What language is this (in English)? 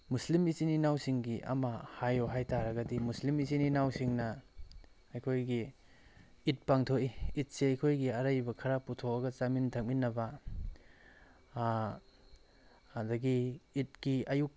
Manipuri